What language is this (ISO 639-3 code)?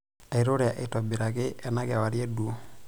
mas